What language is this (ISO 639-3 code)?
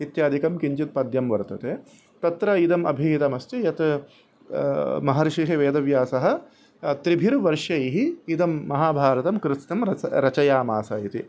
san